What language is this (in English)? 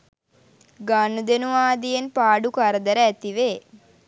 Sinhala